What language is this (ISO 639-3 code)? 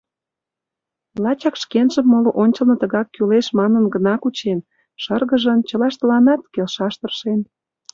chm